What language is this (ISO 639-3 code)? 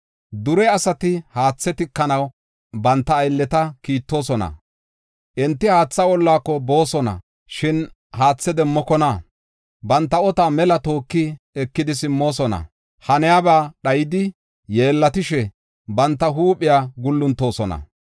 gof